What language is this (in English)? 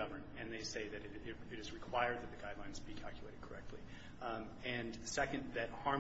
English